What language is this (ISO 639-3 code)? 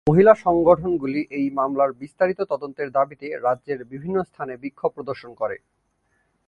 ben